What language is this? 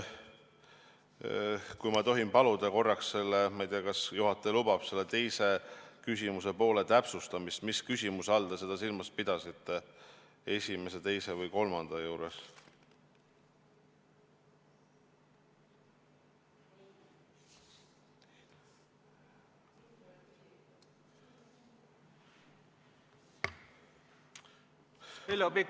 Estonian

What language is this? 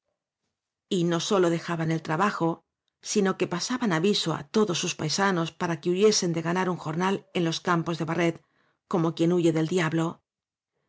Spanish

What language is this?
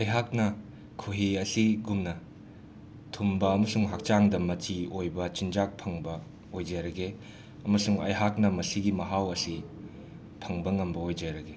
Manipuri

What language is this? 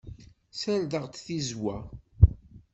Kabyle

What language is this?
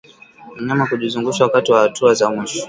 Swahili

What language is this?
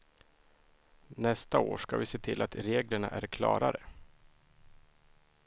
Swedish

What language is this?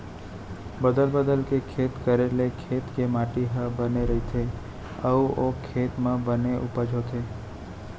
Chhattisgarhi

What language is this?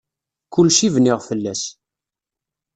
Kabyle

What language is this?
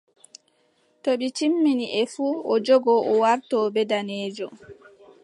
Adamawa Fulfulde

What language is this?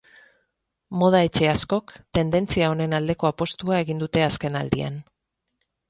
Basque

